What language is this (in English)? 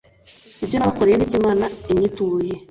Kinyarwanda